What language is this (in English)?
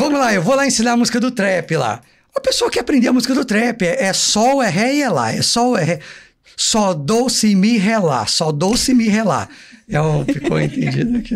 Portuguese